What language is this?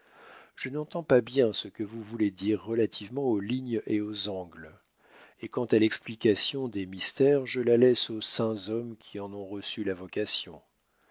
French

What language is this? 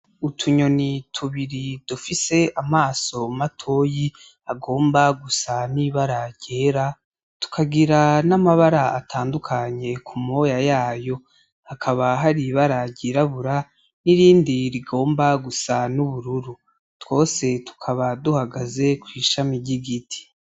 Rundi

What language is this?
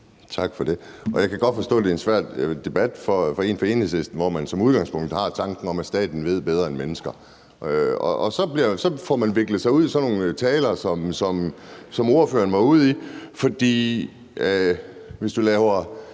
Danish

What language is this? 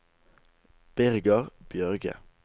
Norwegian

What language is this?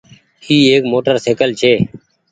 Goaria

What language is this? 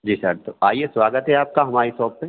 Hindi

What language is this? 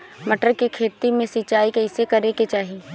Bhojpuri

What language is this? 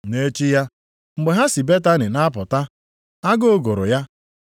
Igbo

